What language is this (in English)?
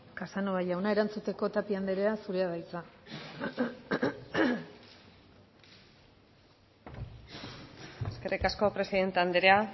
Basque